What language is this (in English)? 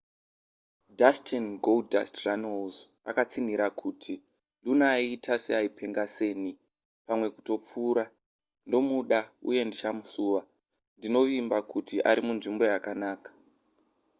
Shona